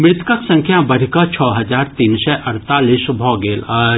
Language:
Maithili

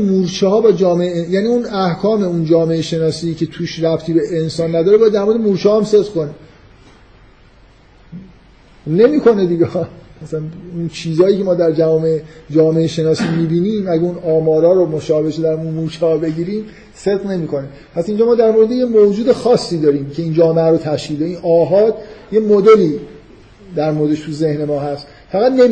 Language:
Persian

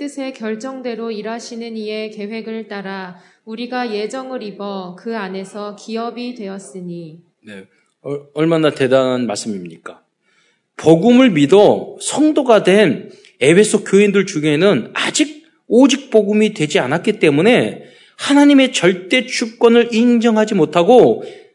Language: Korean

